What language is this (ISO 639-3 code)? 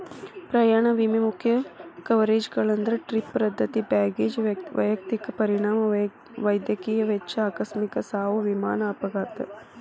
kan